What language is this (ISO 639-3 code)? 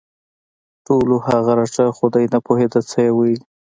pus